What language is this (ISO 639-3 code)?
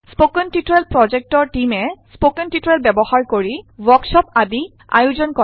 asm